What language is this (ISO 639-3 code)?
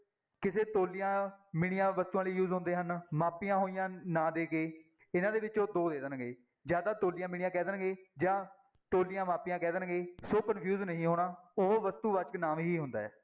pan